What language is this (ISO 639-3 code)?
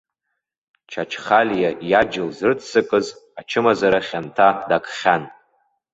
abk